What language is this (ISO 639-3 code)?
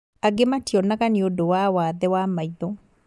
kik